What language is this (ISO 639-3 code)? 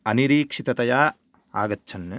san